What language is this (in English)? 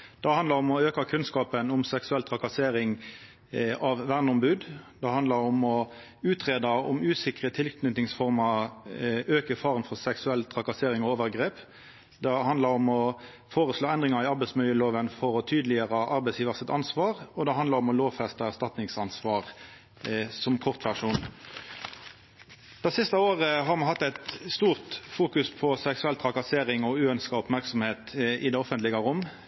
Norwegian Nynorsk